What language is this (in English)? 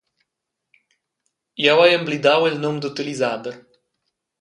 Romansh